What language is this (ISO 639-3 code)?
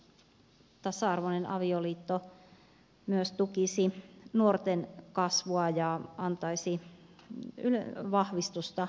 fin